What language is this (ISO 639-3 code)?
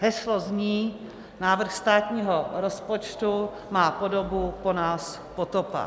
ces